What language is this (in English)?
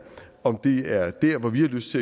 Danish